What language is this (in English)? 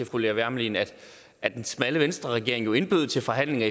Danish